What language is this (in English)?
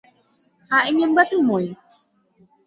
Guarani